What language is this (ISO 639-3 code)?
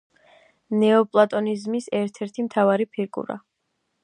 kat